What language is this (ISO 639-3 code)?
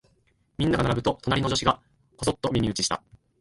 jpn